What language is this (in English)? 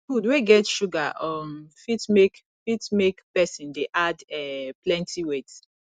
Nigerian Pidgin